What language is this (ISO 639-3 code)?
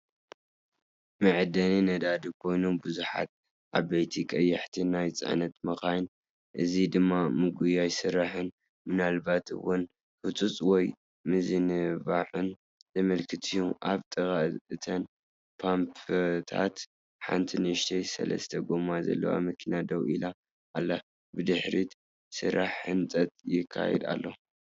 tir